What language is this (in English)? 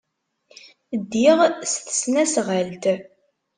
Kabyle